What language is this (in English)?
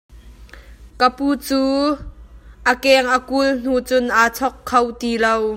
Hakha Chin